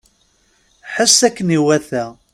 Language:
Kabyle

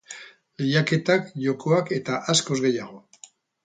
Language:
Basque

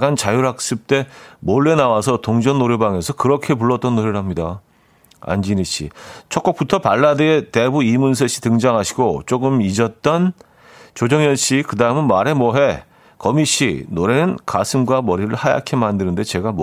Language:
Korean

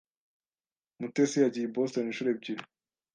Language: Kinyarwanda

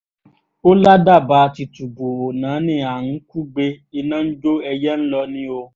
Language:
Yoruba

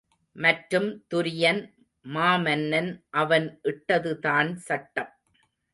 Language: Tamil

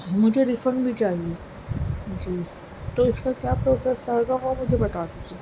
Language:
Urdu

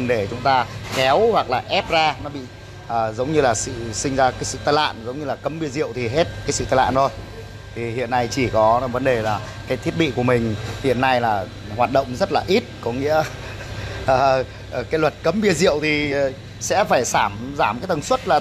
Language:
Vietnamese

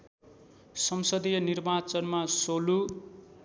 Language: Nepali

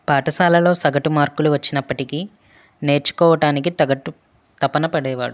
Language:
Telugu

